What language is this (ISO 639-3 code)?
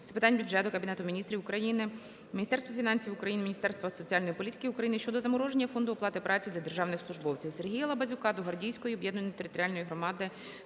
ukr